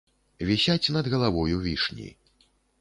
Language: Belarusian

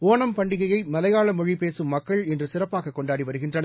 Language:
Tamil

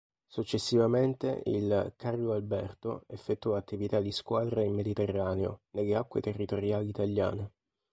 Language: Italian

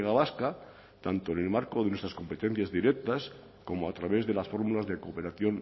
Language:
Spanish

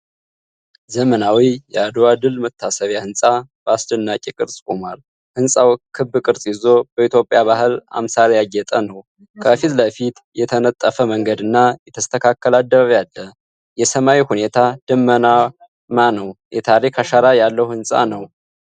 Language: Amharic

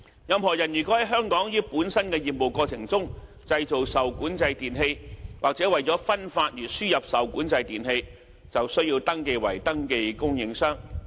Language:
Cantonese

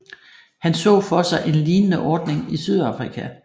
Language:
Danish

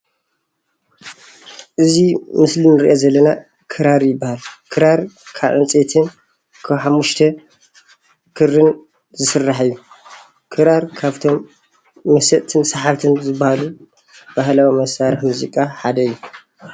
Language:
Tigrinya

